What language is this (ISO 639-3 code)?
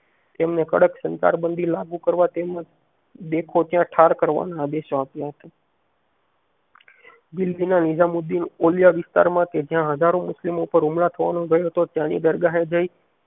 guj